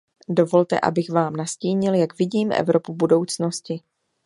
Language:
Czech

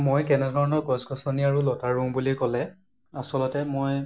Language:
Assamese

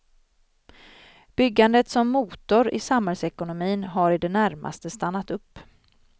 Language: Swedish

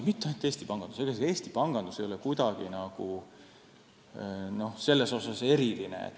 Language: Estonian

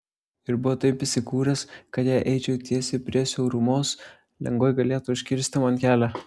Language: Lithuanian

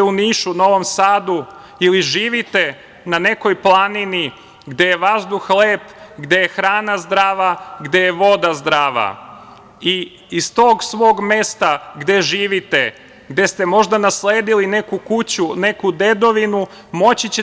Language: Serbian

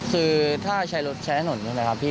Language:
Thai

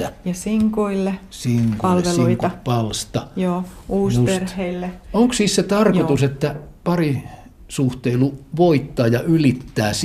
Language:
Finnish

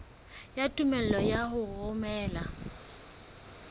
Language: Southern Sotho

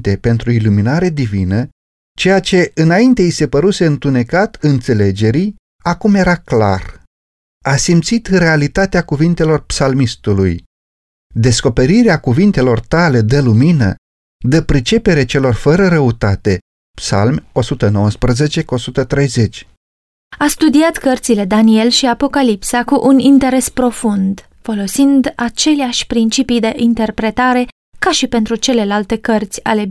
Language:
Romanian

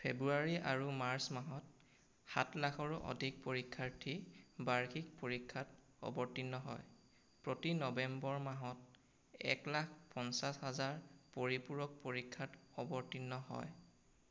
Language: Assamese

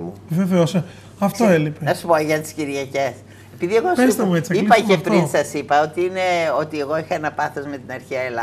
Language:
Greek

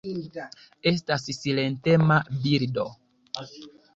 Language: Esperanto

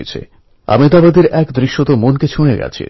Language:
Bangla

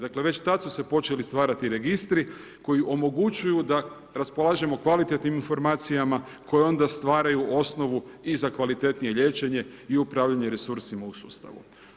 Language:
Croatian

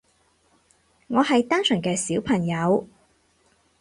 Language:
Cantonese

